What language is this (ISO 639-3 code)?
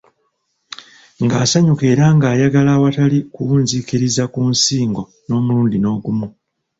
lug